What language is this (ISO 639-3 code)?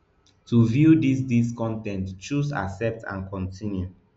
pcm